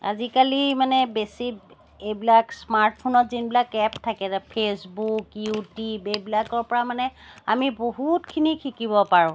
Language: Assamese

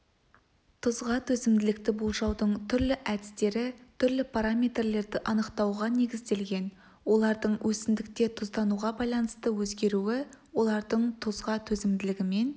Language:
Kazakh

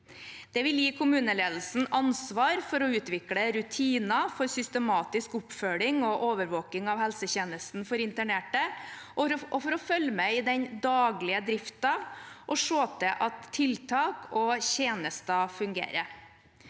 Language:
Norwegian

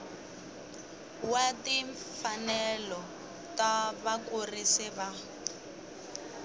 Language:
Tsonga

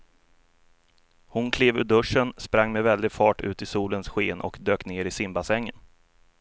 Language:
Swedish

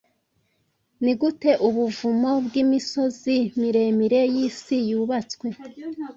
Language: Kinyarwanda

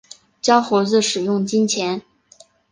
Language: Chinese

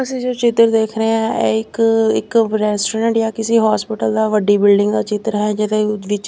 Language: Punjabi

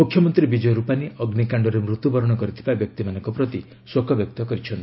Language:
Odia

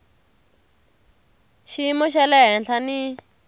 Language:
Tsonga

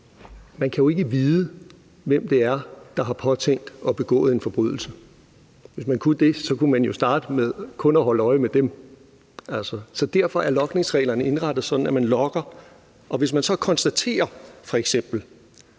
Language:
Danish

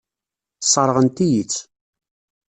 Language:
Kabyle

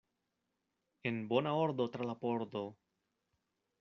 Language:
Esperanto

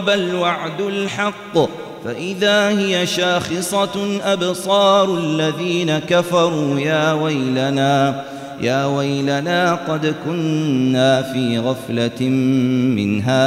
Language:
Arabic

